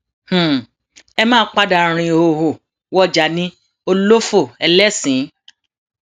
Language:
Yoruba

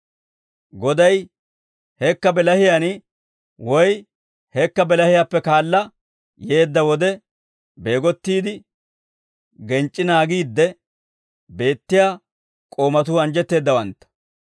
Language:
Dawro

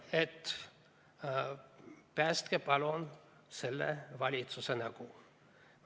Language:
Estonian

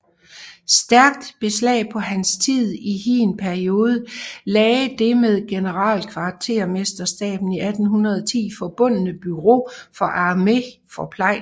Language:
Danish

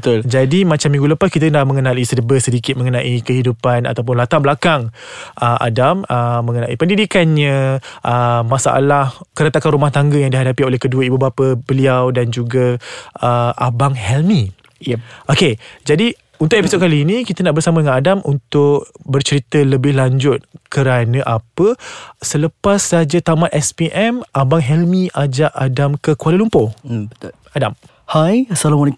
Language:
Malay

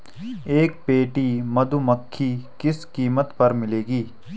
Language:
Hindi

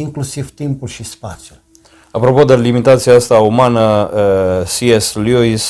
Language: Romanian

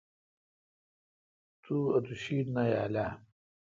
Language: Kalkoti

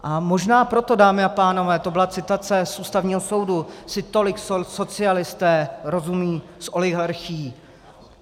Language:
Czech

